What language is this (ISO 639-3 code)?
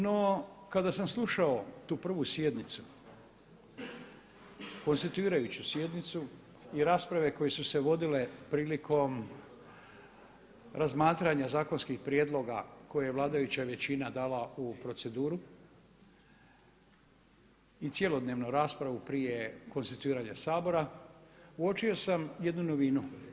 hrv